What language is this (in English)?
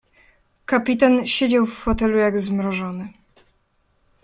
Polish